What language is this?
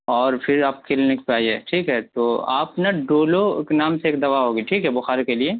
Urdu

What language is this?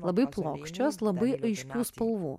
Lithuanian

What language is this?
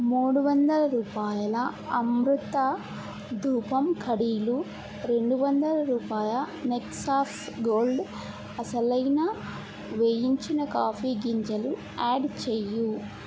Telugu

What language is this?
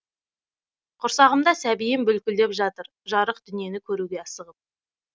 Kazakh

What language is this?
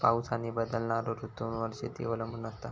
Marathi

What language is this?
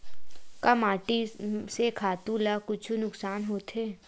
Chhattisgarhi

